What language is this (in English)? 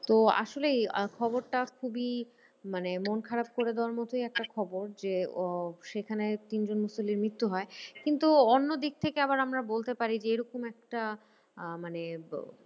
Bangla